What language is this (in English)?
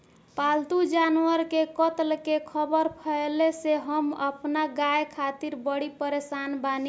Bhojpuri